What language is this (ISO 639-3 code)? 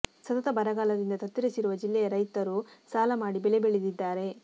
kan